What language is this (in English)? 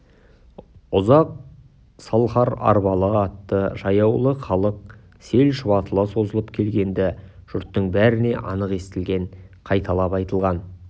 Kazakh